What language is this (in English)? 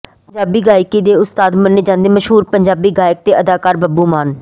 Punjabi